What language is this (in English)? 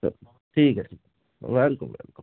Hindi